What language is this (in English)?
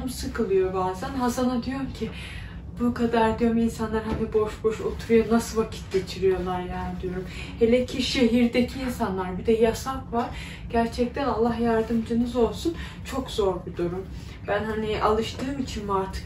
Turkish